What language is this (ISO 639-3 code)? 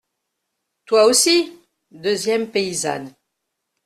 fra